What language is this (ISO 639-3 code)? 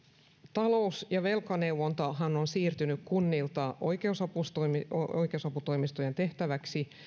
fin